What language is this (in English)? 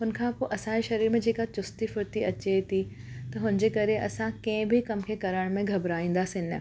Sindhi